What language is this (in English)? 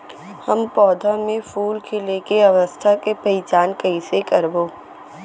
Chhattisgarhi